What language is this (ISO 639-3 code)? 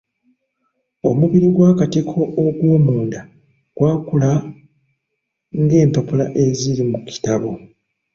lug